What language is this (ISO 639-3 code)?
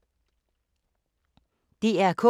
dan